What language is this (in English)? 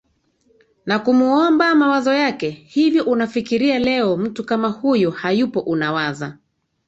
Swahili